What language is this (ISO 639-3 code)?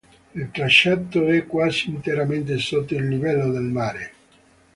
ita